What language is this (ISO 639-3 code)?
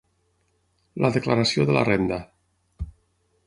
cat